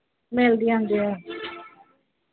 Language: Punjabi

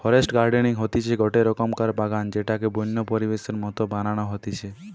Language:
Bangla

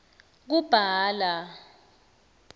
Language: Swati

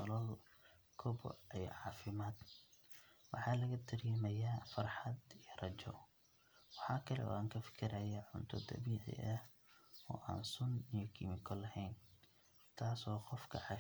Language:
Somali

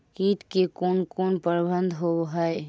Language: Magahi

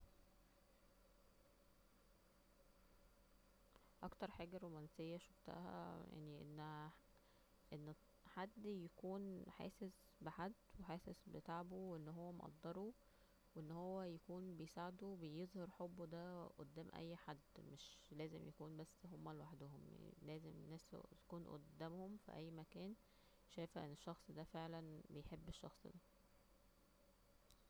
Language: Egyptian Arabic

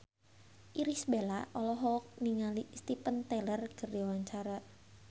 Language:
Sundanese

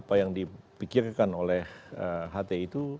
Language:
Indonesian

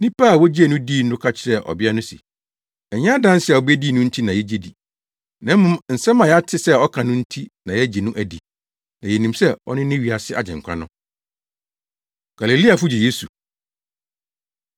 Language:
Akan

